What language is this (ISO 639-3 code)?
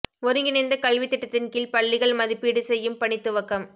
tam